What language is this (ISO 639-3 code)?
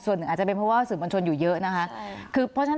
tha